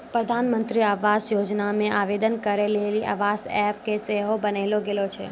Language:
Maithili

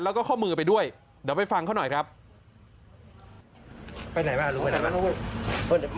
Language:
Thai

